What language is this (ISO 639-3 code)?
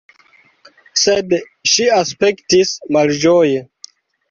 epo